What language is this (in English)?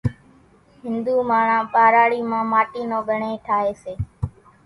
Kachi Koli